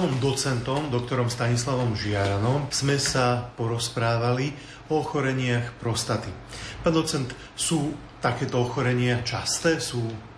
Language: Slovak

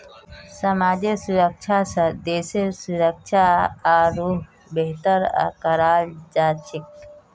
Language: Magahi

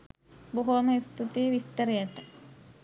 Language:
Sinhala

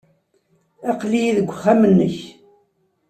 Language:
Kabyle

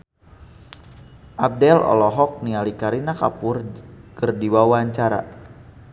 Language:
Sundanese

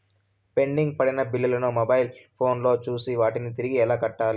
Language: Telugu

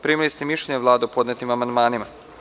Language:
Serbian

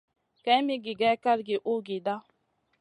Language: Masana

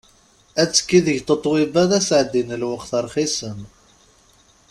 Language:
Kabyle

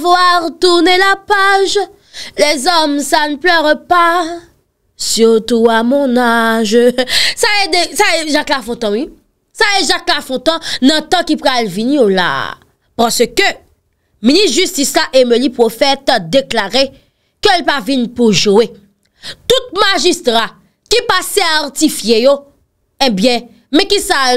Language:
French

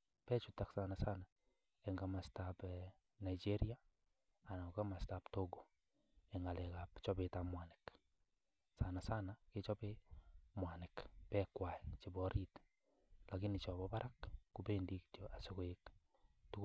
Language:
Kalenjin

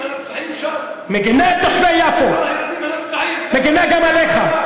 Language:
Hebrew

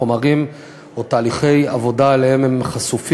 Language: Hebrew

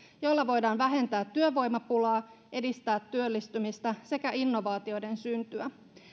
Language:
Finnish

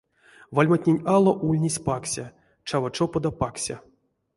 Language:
Erzya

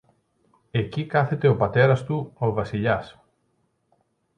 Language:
Greek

